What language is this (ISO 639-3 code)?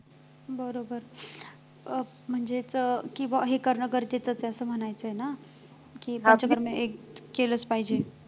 mar